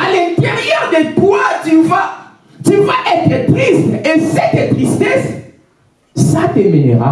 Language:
French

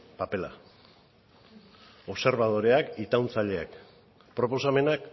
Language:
Basque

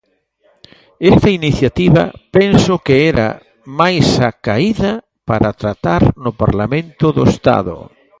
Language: Galician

